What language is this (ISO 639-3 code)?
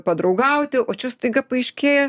lit